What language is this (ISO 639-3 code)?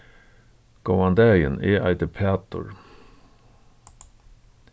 fao